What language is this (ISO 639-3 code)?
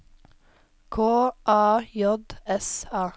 nor